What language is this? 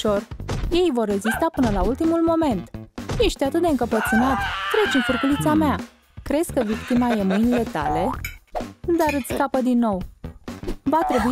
Romanian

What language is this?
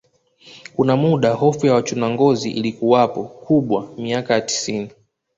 Swahili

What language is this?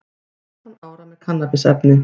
Icelandic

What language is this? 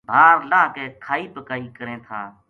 Gujari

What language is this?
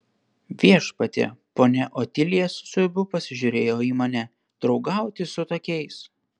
Lithuanian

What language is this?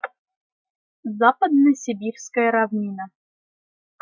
Russian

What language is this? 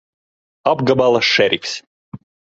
Latvian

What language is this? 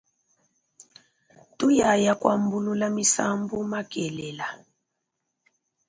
Luba-Lulua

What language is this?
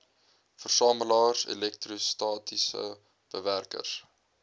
Afrikaans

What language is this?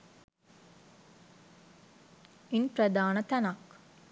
Sinhala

